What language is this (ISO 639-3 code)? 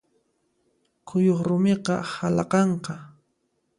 qxp